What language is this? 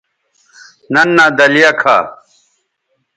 Bateri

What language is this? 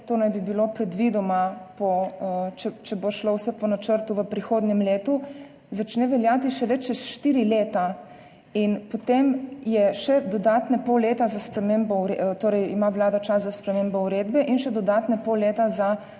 Slovenian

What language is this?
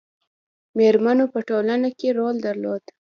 Pashto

